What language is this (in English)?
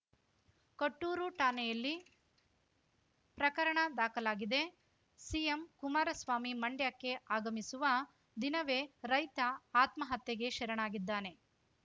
Kannada